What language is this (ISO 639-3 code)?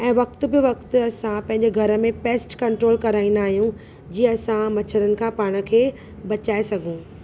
snd